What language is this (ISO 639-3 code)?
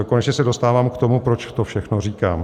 ces